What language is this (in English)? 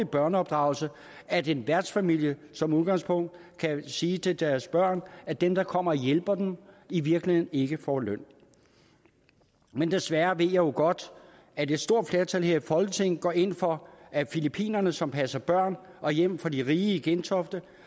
Danish